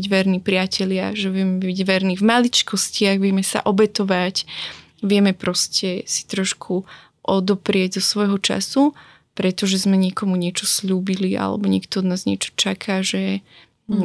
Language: Slovak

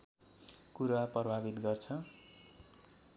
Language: Nepali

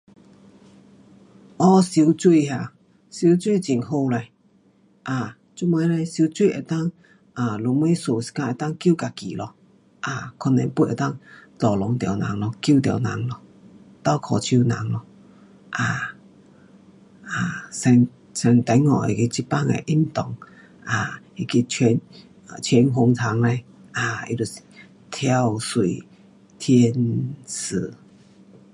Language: Pu-Xian Chinese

